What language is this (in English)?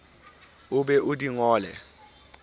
Southern Sotho